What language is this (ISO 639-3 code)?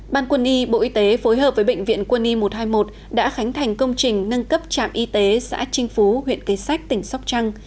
vie